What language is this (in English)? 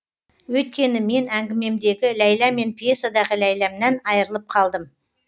Kazakh